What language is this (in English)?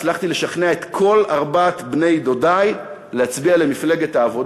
Hebrew